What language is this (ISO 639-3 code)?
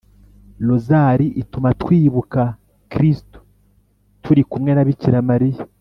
kin